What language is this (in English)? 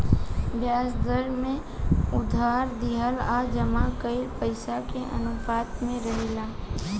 Bhojpuri